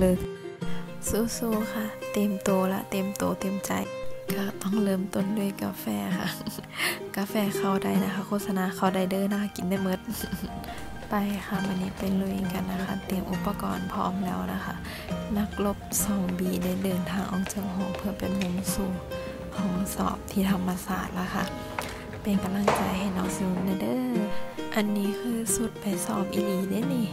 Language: Thai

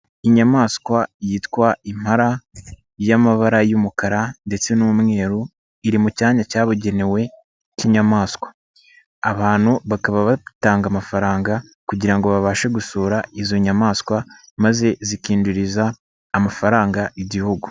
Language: Kinyarwanda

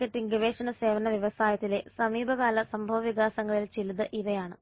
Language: Malayalam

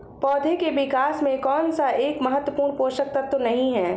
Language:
Hindi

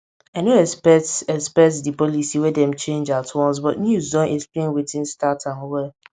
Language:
Nigerian Pidgin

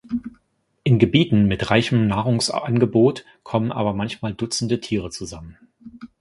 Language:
German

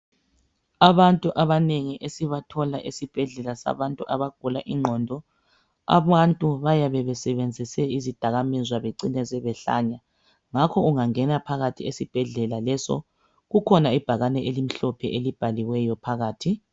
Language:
North Ndebele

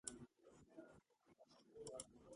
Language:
Georgian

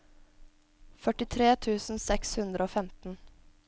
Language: Norwegian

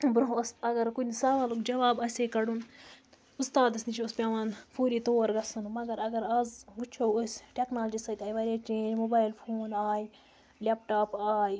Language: Kashmiri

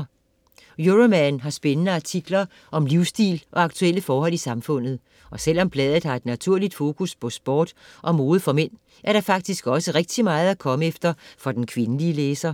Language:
Danish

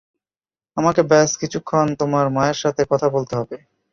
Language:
Bangla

